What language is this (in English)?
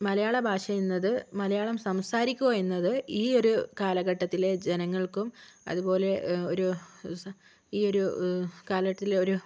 Malayalam